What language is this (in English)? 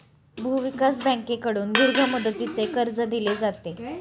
Marathi